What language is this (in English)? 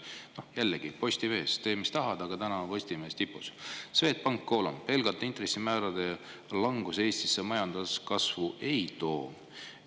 Estonian